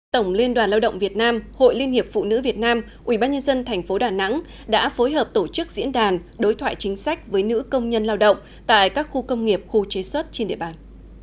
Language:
Vietnamese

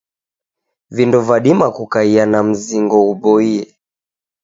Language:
Taita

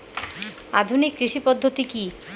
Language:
Bangla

